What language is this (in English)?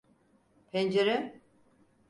Turkish